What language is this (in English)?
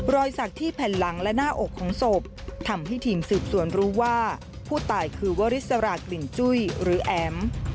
Thai